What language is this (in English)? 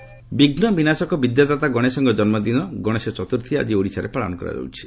Odia